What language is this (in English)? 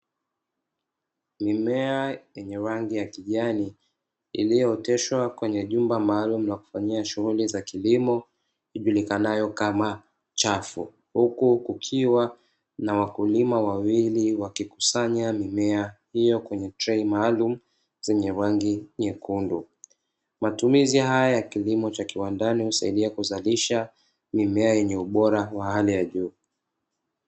Swahili